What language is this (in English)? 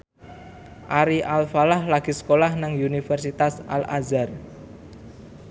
Javanese